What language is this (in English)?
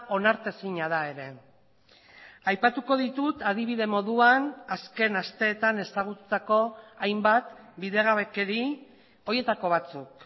Basque